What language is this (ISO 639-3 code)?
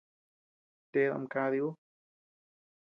cux